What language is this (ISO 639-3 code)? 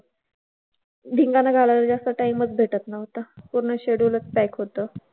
mar